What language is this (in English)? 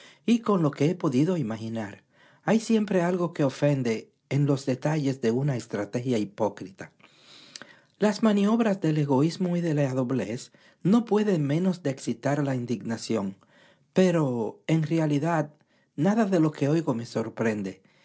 Spanish